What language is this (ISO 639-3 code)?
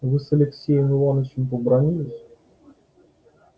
rus